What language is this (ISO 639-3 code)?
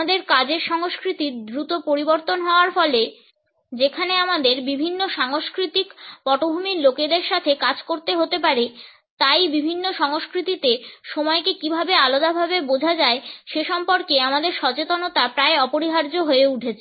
ben